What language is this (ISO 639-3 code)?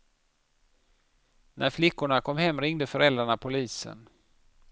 swe